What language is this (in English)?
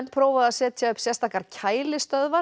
Icelandic